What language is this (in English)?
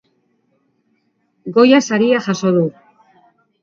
Basque